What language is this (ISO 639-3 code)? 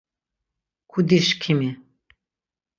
lzz